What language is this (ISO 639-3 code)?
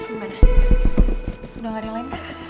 ind